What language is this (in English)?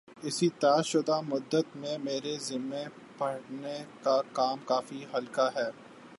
Urdu